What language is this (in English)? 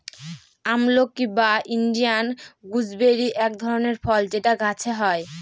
Bangla